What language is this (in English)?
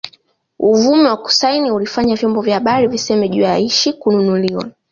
Swahili